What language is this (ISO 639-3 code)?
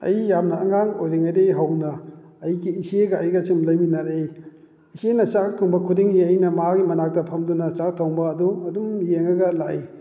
mni